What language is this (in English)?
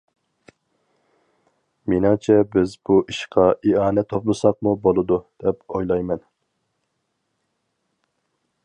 Uyghur